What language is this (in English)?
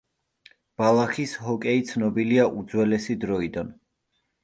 Georgian